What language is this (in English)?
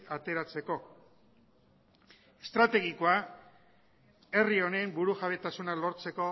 Basque